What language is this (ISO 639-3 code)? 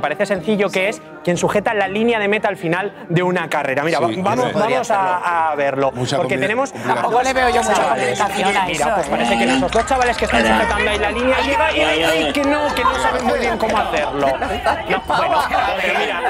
spa